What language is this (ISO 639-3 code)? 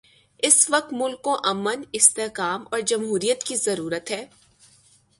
urd